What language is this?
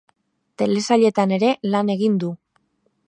Basque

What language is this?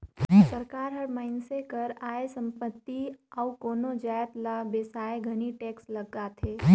Chhattisgarhi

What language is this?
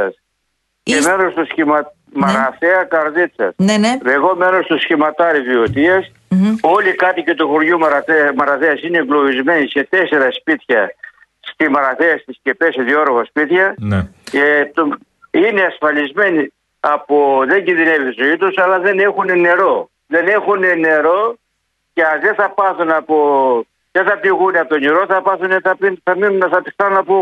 Greek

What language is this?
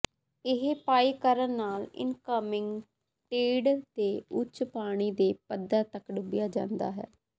Punjabi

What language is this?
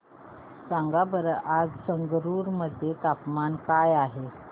Marathi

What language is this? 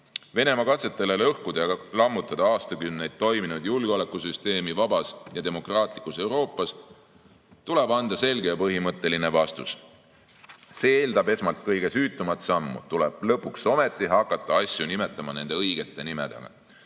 Estonian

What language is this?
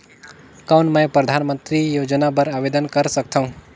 Chhattisgarhi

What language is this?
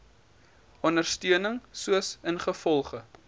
Afrikaans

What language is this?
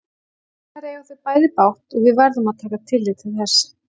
Icelandic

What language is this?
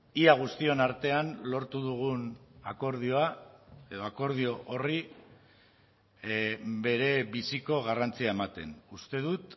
Basque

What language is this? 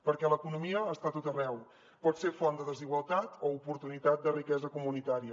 Catalan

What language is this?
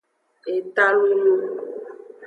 Aja (Benin)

